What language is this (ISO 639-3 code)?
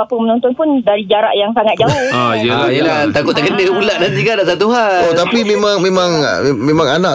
msa